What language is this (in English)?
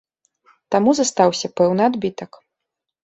Belarusian